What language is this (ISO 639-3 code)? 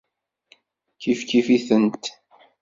kab